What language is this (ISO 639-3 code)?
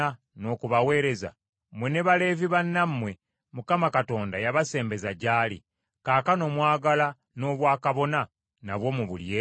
lug